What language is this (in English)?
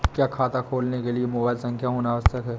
Hindi